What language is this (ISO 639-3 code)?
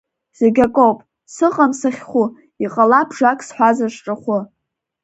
abk